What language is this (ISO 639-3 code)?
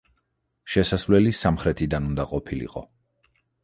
kat